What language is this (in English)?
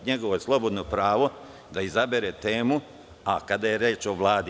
Serbian